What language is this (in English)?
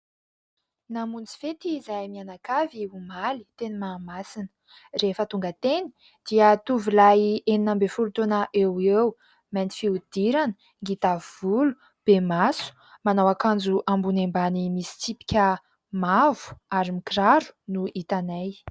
Malagasy